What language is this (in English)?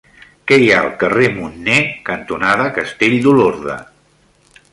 Catalan